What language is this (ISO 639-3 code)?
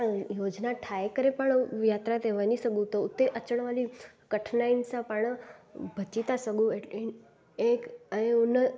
snd